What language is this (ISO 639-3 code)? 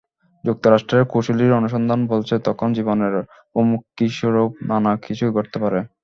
ben